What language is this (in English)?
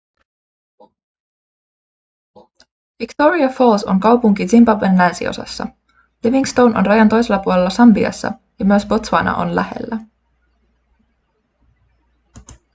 Finnish